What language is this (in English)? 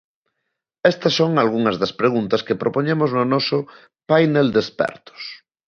Galician